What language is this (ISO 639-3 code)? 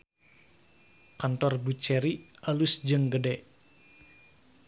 sun